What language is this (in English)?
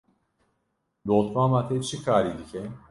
Kurdish